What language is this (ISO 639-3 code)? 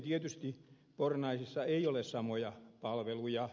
fin